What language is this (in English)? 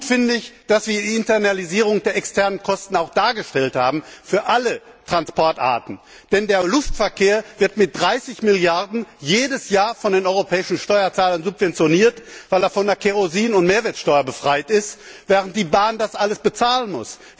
German